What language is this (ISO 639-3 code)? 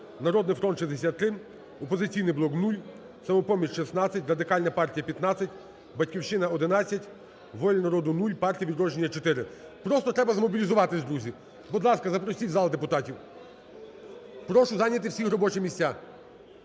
ukr